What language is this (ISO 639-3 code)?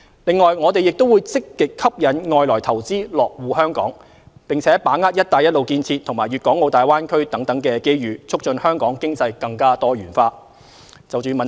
yue